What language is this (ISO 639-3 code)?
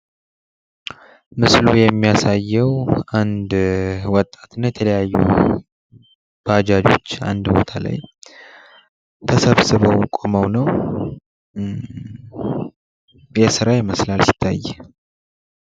amh